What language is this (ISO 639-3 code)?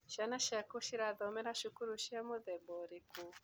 kik